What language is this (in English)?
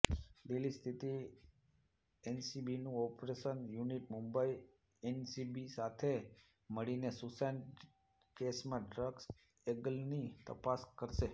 Gujarati